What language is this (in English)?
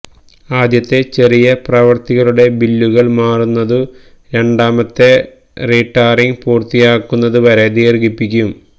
Malayalam